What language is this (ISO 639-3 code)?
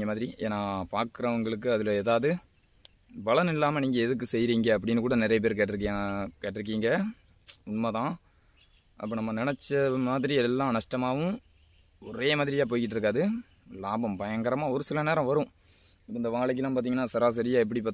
tam